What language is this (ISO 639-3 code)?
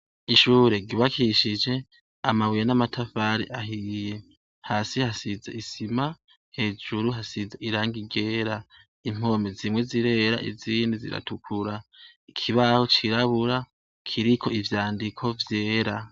run